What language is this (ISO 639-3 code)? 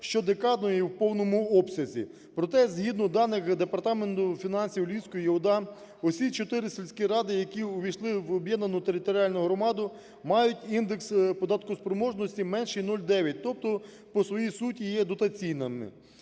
ukr